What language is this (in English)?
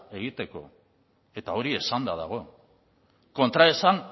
Basque